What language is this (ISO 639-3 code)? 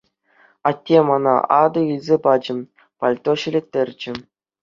chv